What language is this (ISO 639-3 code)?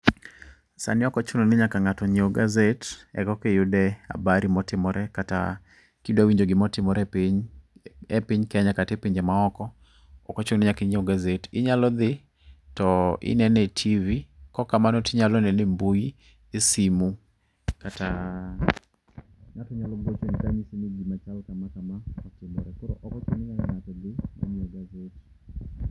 luo